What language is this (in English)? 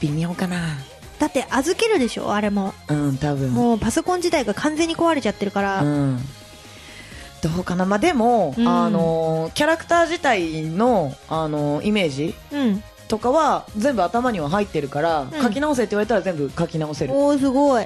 Japanese